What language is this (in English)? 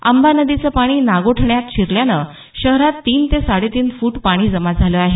Marathi